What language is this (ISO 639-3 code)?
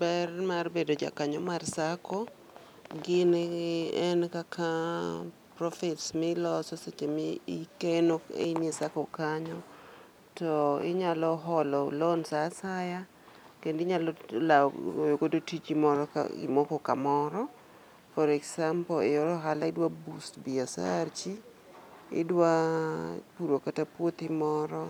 luo